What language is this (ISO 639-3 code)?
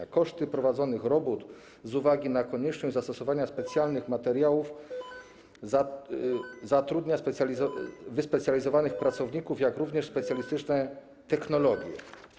pol